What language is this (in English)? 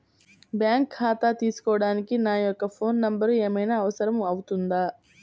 Telugu